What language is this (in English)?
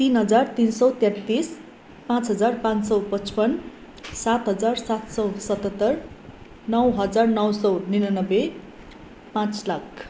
Nepali